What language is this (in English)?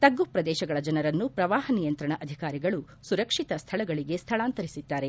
Kannada